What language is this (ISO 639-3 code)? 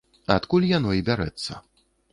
bel